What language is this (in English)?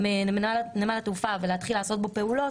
Hebrew